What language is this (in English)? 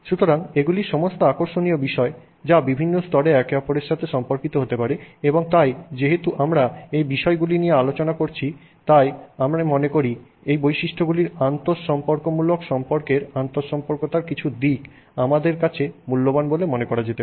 Bangla